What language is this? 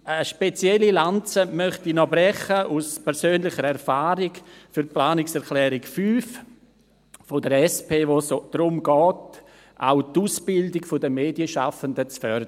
Swiss German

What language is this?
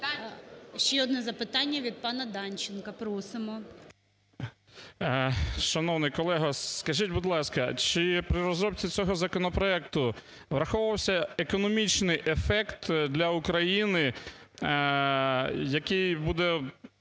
Ukrainian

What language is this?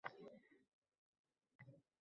Uzbek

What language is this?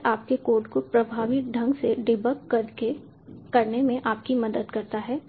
Hindi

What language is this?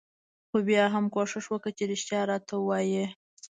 Pashto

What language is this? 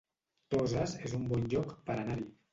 Catalan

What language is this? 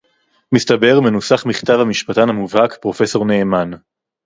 Hebrew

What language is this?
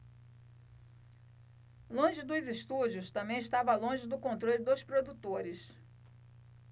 Portuguese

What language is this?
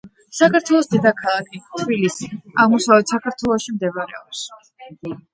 Georgian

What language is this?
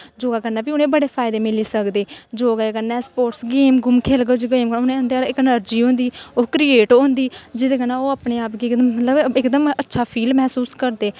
Dogri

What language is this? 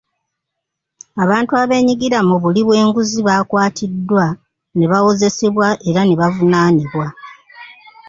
Ganda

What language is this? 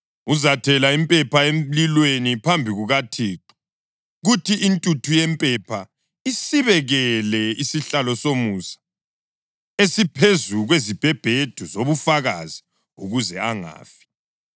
North Ndebele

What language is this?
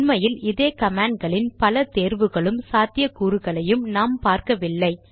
Tamil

